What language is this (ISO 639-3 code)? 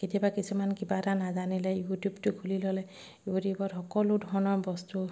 asm